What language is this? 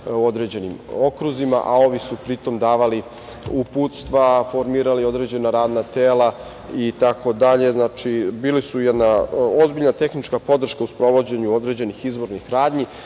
Serbian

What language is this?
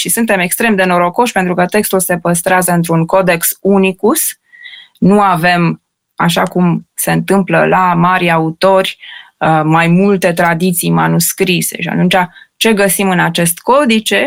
Romanian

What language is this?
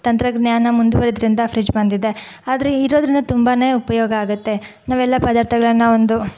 Kannada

